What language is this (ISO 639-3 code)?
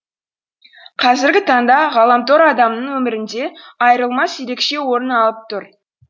kaz